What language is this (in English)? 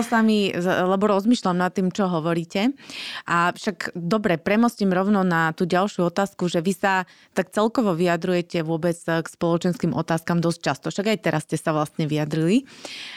Slovak